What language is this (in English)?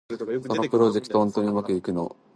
Japanese